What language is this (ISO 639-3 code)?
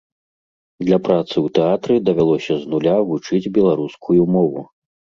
bel